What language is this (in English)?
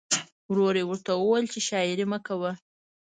Pashto